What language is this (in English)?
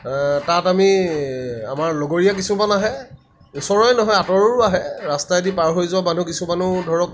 Assamese